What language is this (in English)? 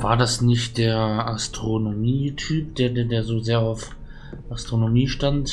German